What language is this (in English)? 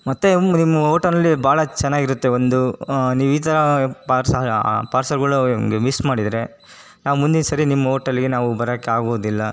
Kannada